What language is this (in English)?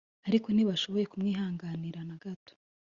Kinyarwanda